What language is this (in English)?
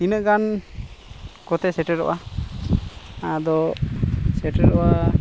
Santali